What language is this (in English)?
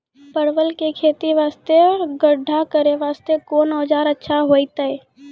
Maithili